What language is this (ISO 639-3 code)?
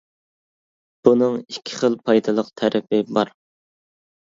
uig